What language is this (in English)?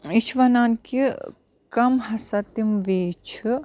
Kashmiri